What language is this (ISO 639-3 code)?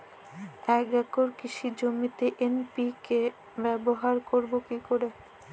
ben